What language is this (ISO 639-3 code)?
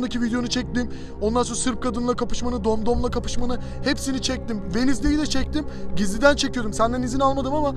tur